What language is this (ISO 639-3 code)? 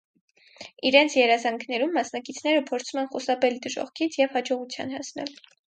hye